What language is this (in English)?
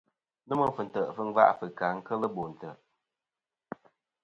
Kom